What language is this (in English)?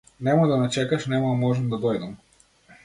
Macedonian